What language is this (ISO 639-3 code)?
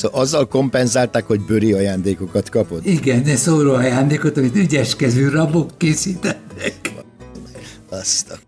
hun